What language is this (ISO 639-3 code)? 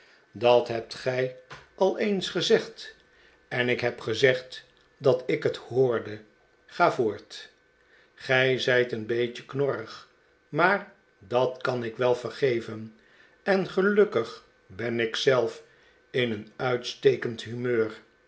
nld